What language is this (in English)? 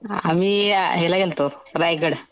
Marathi